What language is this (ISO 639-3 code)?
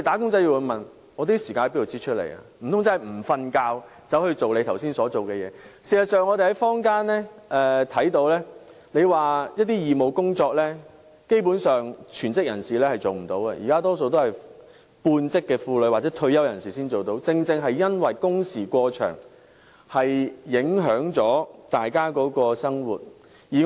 yue